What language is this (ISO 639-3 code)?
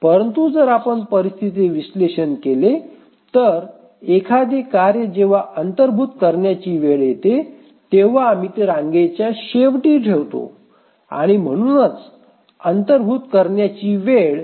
mar